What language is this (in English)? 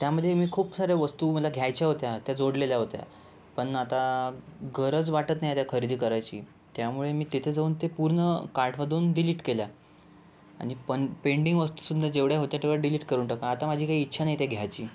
Marathi